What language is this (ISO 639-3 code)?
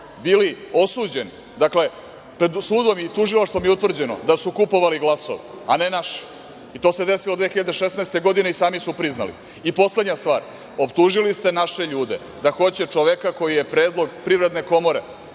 srp